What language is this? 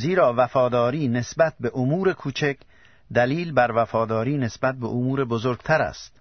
Persian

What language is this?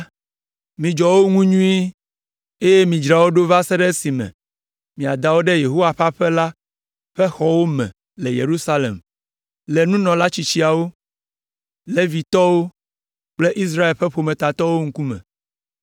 Ewe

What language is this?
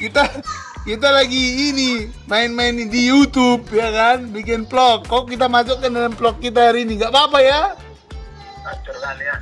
Indonesian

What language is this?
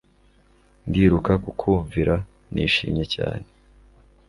Kinyarwanda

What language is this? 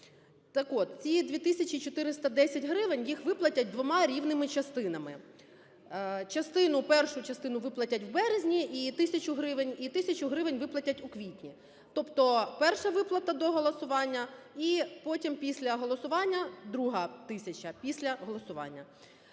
Ukrainian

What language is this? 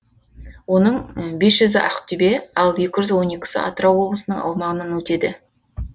Kazakh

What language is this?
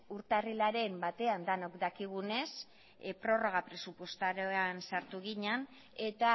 Basque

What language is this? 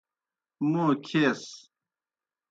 Kohistani Shina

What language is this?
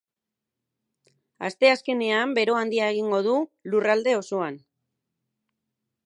Basque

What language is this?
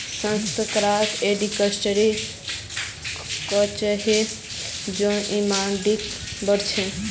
Magahi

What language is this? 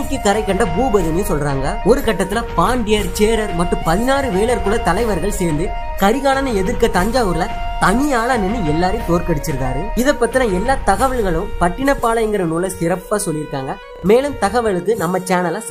Japanese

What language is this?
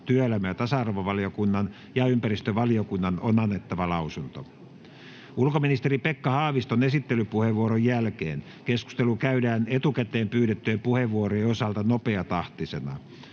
Finnish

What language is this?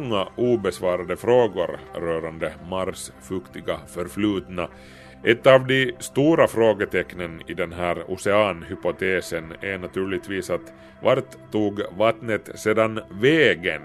Swedish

